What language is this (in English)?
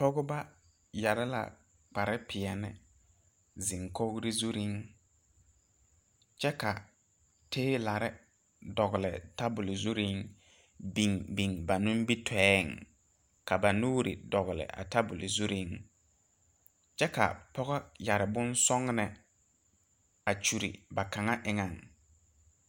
Southern Dagaare